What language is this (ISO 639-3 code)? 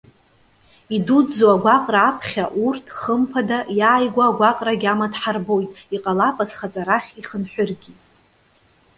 abk